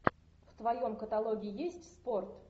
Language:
Russian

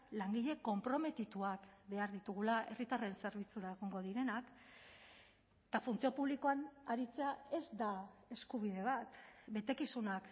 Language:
Basque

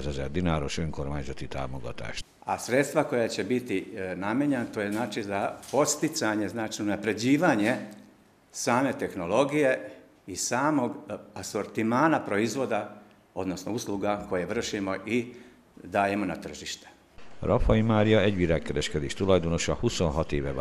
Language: Hungarian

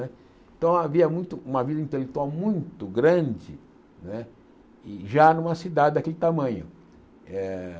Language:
Portuguese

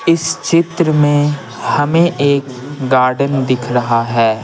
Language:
Hindi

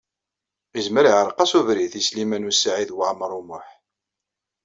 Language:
Kabyle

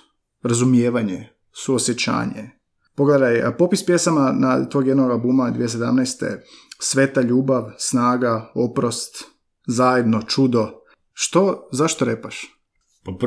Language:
Croatian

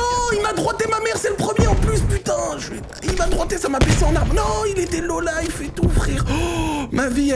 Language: French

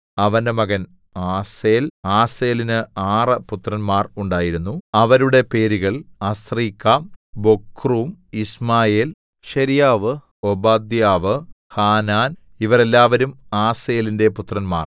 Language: Malayalam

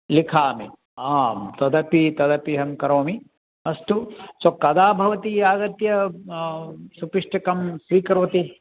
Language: Sanskrit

